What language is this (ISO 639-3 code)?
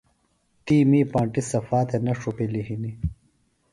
phl